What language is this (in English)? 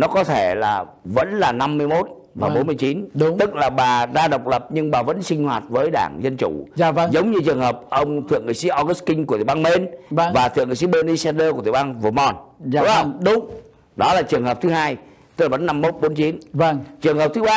Vietnamese